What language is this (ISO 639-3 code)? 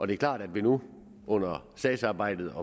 dan